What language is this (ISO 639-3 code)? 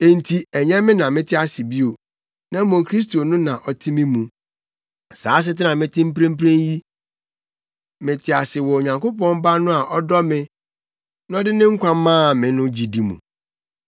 aka